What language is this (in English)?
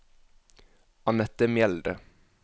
Norwegian